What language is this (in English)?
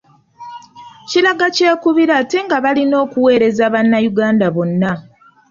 Ganda